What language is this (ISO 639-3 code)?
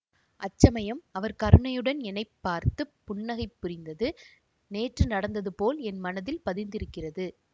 tam